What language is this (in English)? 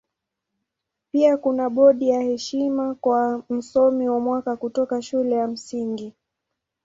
Swahili